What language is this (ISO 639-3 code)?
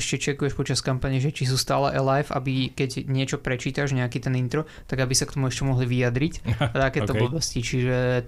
slk